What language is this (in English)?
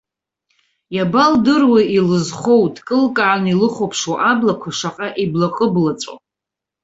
Abkhazian